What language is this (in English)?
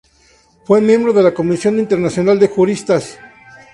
Spanish